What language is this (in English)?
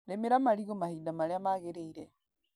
Kikuyu